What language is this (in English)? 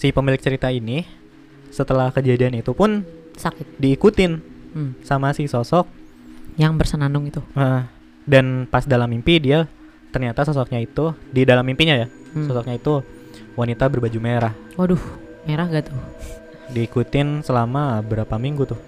Indonesian